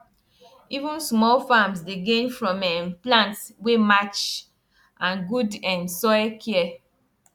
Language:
Nigerian Pidgin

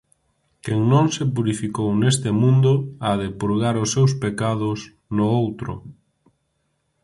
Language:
Galician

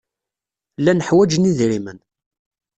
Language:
Kabyle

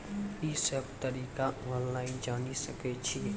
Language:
Maithili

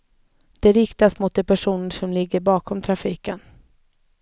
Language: Swedish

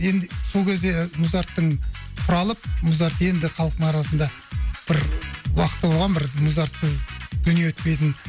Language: Kazakh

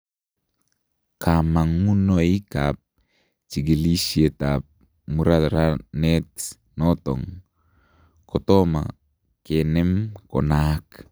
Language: Kalenjin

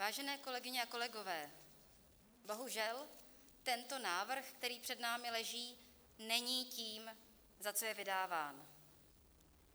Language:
Czech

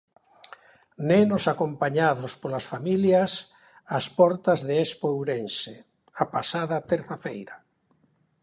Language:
Galician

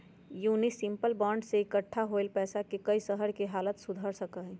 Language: Magahi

